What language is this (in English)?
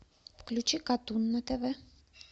Russian